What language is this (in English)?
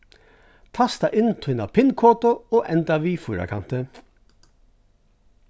Faroese